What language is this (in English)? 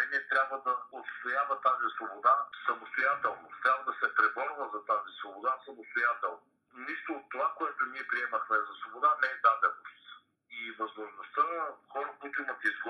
Bulgarian